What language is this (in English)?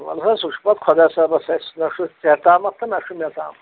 Kashmiri